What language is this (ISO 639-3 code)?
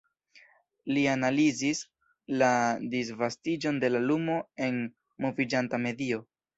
epo